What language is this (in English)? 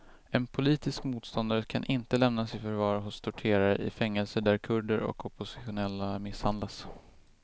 Swedish